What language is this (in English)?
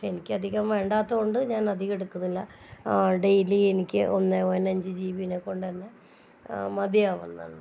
Malayalam